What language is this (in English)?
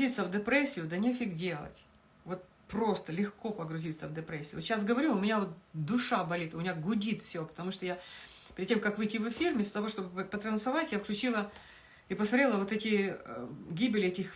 Russian